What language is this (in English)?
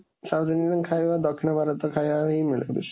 Odia